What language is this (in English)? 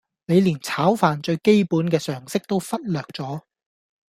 Cantonese